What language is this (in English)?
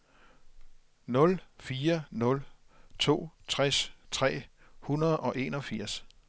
Danish